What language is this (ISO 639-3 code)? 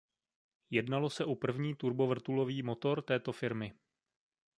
ces